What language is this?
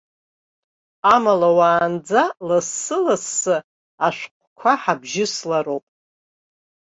Abkhazian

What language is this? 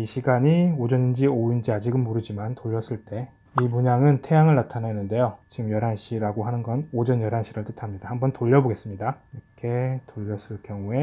Korean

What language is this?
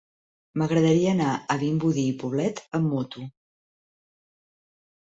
Catalan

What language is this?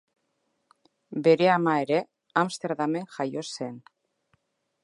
Basque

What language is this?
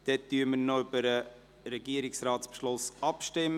Swiss German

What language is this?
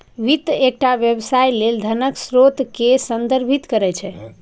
Maithili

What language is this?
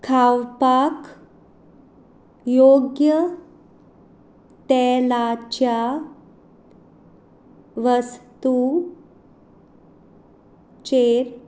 Konkani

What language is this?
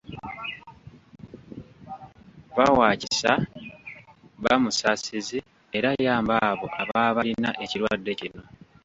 Ganda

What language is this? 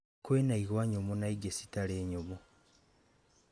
Kikuyu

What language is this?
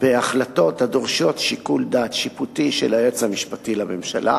Hebrew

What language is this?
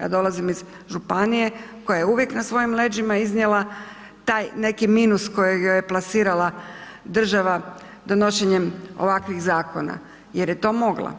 Croatian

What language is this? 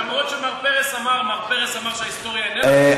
Hebrew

